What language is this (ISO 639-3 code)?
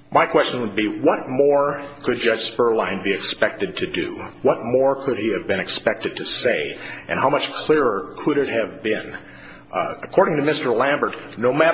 eng